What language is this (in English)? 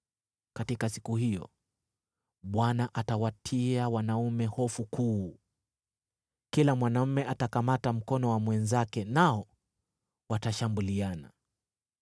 Swahili